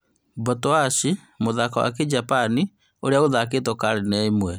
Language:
Kikuyu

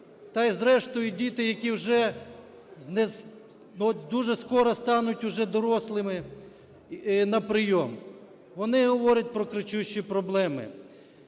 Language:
Ukrainian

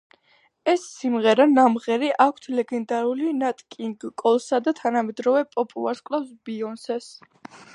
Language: Georgian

